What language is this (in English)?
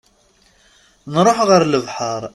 Kabyle